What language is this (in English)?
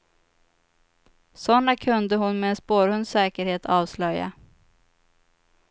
Swedish